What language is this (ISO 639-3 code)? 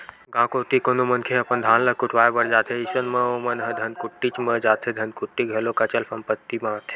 hne